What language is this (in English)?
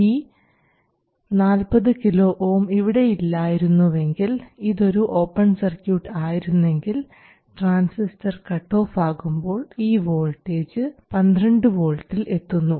Malayalam